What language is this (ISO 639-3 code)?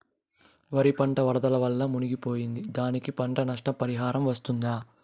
tel